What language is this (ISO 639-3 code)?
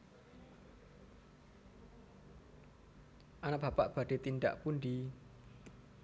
jav